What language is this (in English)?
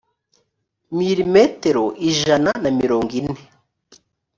Kinyarwanda